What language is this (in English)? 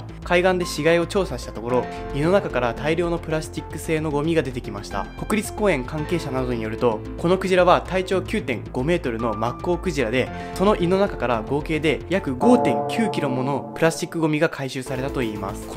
Japanese